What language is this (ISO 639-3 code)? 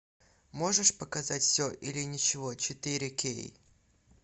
rus